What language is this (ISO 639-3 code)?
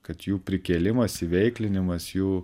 lit